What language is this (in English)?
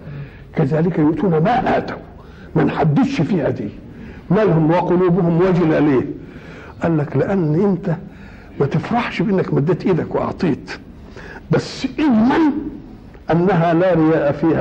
Arabic